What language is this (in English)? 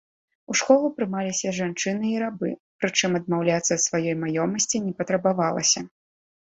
Belarusian